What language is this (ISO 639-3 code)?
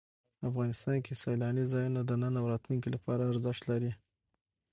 pus